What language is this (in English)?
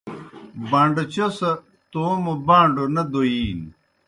Kohistani Shina